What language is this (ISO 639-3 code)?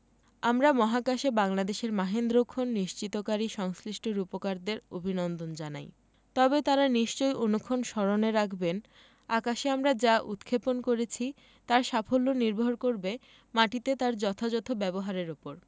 ben